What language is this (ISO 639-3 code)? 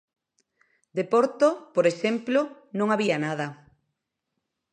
glg